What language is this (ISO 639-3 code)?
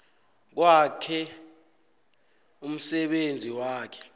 nbl